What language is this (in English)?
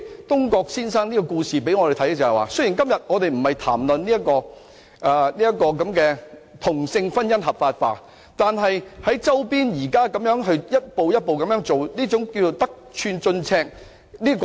Cantonese